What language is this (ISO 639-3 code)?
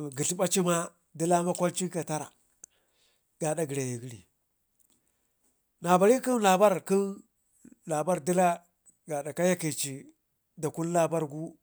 ngi